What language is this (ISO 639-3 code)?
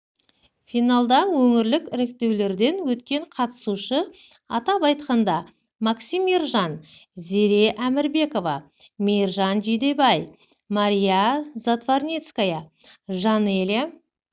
kaz